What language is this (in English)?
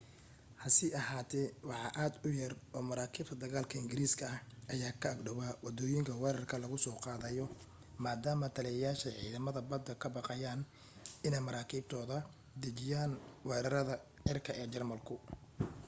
Somali